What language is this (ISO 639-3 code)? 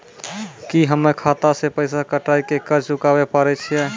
mai